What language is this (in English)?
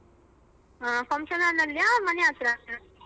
Kannada